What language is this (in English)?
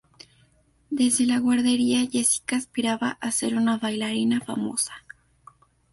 Spanish